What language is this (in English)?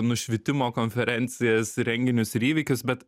Lithuanian